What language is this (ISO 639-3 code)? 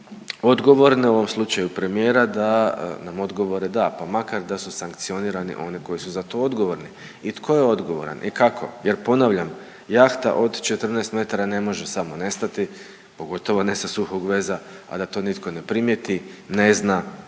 hrv